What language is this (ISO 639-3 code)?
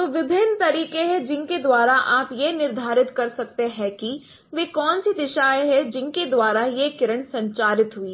hin